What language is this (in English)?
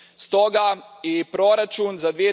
Croatian